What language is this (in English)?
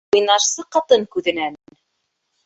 Bashkir